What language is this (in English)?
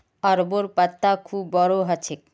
Magahi